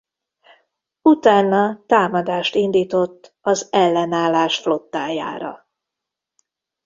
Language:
Hungarian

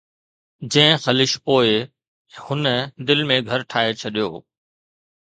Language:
Sindhi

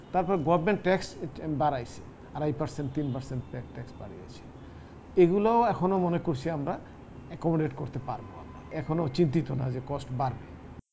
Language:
Bangla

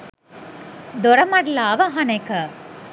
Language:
Sinhala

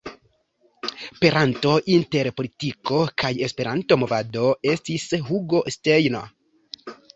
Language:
Esperanto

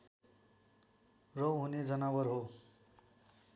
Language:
Nepali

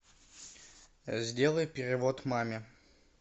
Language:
Russian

